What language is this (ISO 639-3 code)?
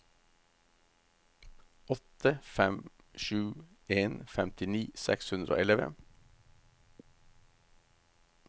nor